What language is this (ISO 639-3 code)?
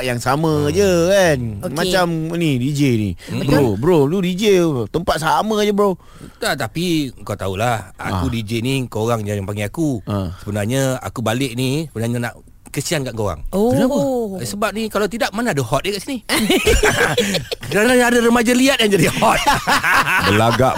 msa